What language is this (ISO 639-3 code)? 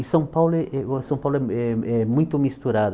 por